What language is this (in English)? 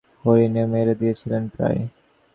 Bangla